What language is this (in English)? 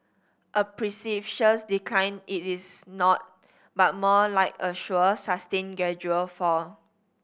English